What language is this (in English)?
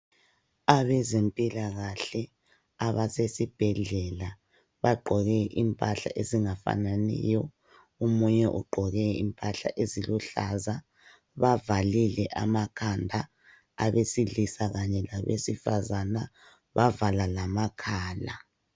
North Ndebele